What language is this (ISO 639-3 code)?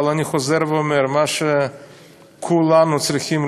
heb